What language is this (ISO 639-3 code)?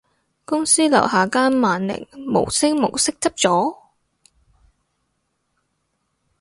yue